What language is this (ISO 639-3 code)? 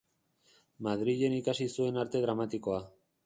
eus